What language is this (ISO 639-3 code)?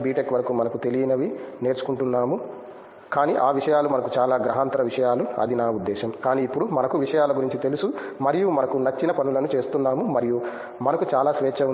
tel